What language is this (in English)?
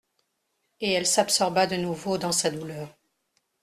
French